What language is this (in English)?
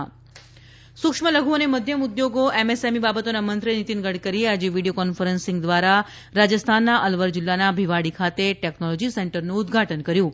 Gujarati